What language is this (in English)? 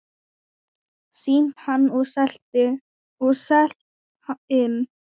Icelandic